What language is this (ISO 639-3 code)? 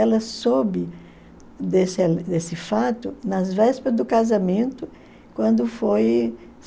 por